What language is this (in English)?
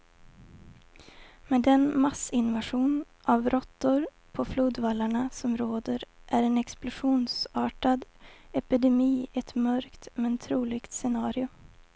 Swedish